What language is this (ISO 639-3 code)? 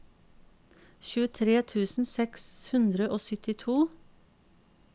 nor